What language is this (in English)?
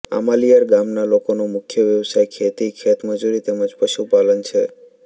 Gujarati